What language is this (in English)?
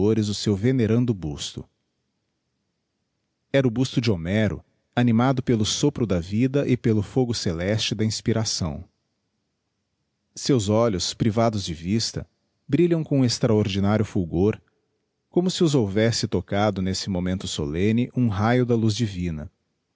Portuguese